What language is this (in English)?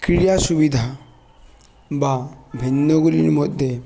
Bangla